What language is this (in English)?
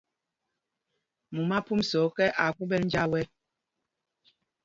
Mpumpong